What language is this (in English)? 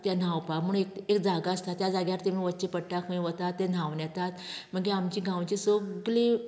Konkani